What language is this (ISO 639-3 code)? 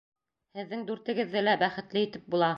bak